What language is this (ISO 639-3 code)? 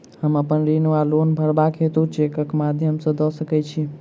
mai